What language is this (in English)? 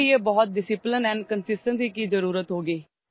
Urdu